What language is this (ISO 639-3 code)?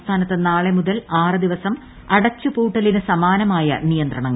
mal